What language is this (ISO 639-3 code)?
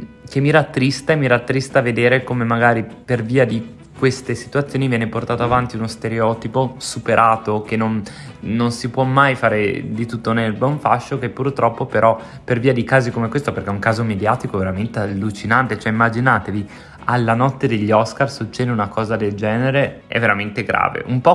ita